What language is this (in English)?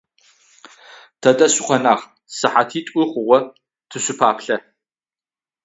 Adyghe